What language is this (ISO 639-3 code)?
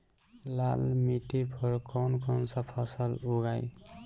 bho